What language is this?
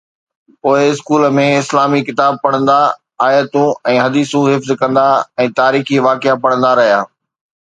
Sindhi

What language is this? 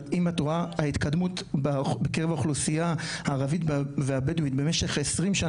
Hebrew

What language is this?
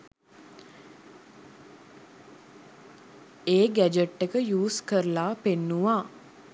Sinhala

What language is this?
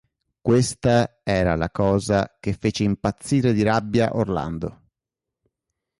Italian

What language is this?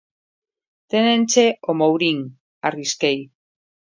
Galician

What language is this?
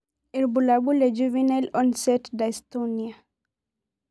Masai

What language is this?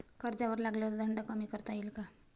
Marathi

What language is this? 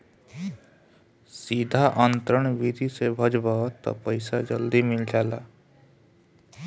Bhojpuri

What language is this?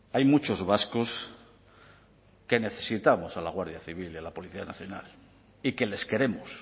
Spanish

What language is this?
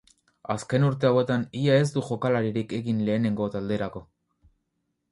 Basque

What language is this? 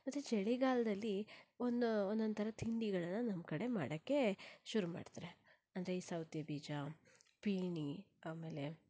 Kannada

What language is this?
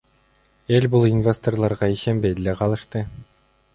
Kyrgyz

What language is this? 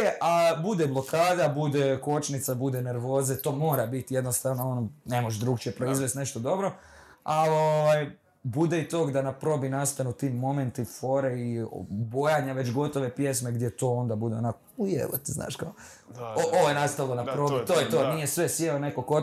Croatian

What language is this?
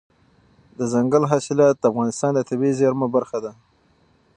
Pashto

